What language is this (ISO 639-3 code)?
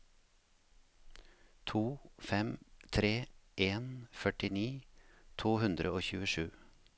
nor